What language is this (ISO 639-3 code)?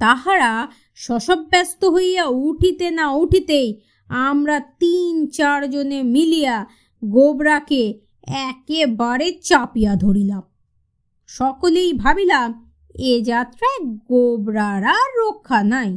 ben